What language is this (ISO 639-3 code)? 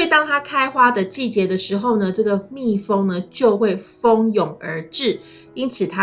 zho